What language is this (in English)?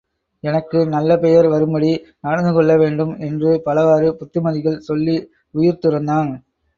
Tamil